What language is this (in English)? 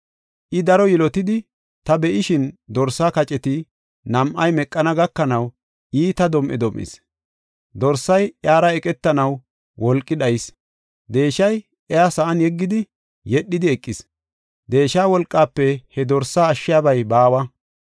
Gofa